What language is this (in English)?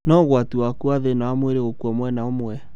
Kikuyu